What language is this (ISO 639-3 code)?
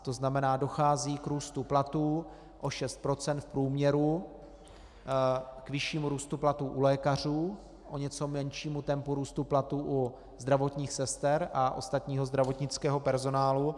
ces